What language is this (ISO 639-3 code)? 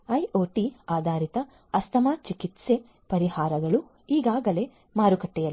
kan